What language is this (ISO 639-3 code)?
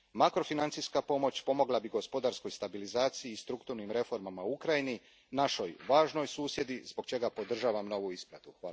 hrv